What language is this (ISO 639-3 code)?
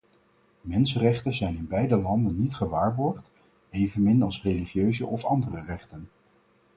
nld